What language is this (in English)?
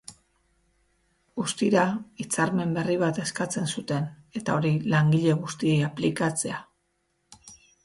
Basque